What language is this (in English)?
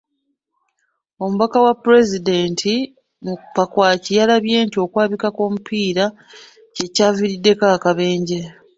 Ganda